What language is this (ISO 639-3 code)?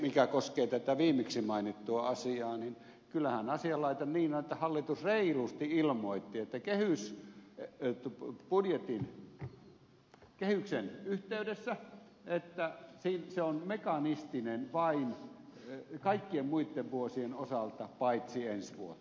fin